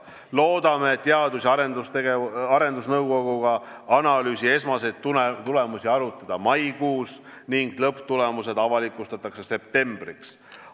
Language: Estonian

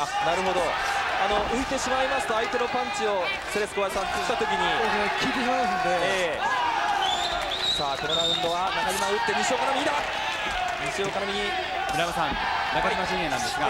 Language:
Japanese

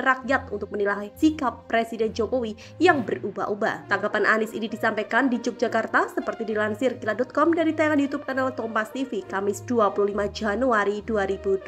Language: Indonesian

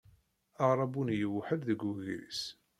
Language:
Kabyle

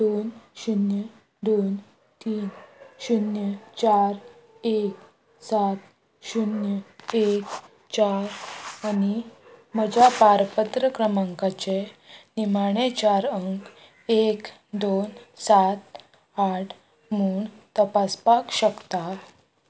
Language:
Konkani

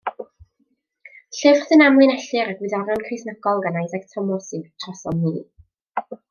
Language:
Welsh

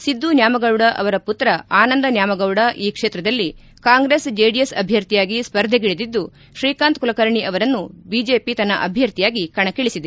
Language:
Kannada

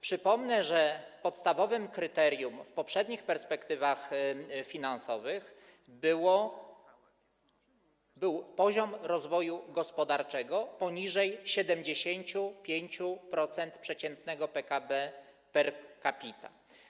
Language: Polish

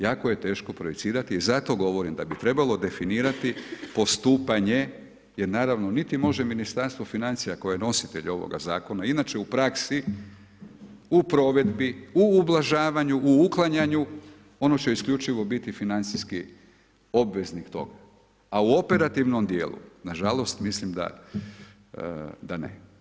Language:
Croatian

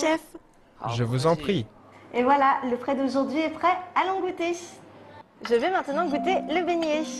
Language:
French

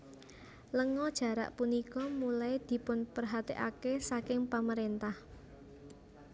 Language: Javanese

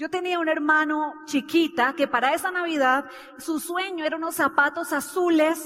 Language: Spanish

